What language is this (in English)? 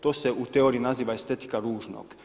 Croatian